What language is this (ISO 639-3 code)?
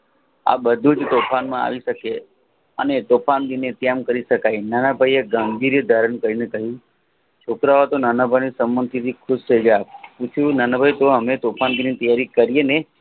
guj